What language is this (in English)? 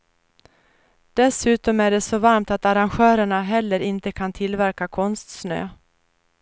Swedish